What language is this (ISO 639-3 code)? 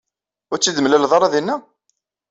kab